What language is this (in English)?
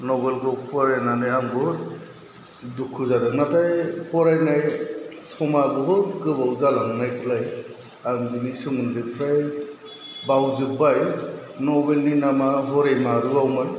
Bodo